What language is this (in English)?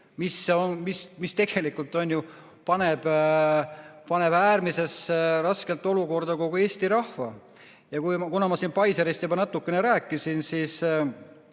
Estonian